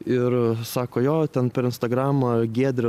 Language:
Lithuanian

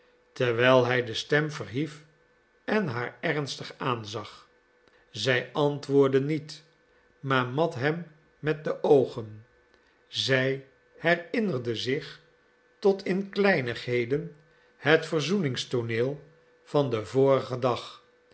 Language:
Dutch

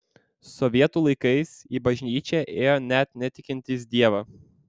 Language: Lithuanian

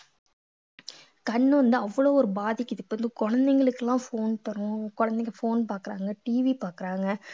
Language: Tamil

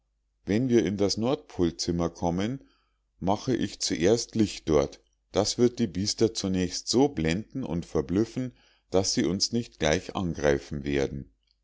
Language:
German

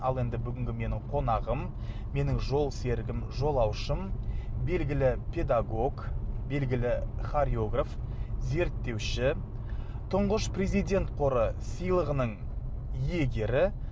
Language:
Kazakh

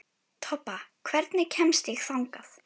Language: Icelandic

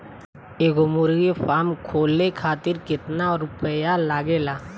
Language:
Bhojpuri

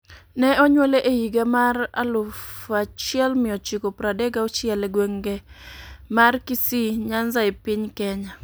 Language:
Luo (Kenya and Tanzania)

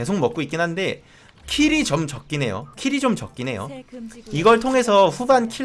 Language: Korean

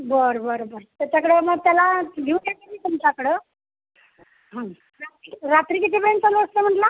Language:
Marathi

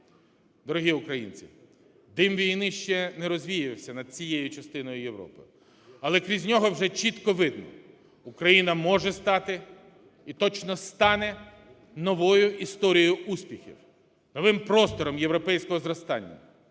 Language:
Ukrainian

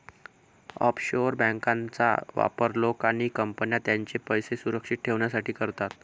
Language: Marathi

